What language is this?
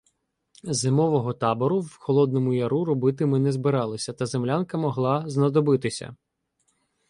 Ukrainian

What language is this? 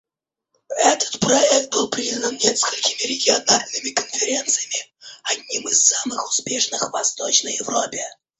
Russian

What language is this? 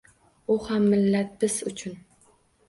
Uzbek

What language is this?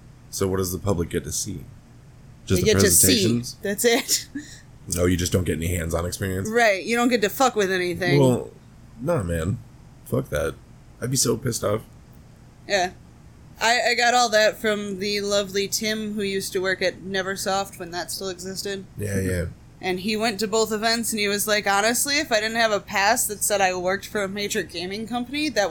English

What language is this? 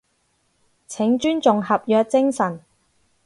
Cantonese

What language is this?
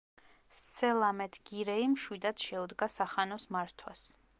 Georgian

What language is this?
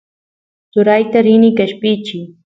Santiago del Estero Quichua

